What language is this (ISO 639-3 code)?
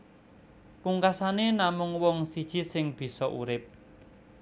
jav